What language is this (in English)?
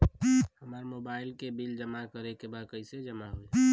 Bhojpuri